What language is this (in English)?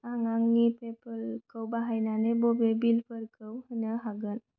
Bodo